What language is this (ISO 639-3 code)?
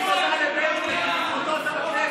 heb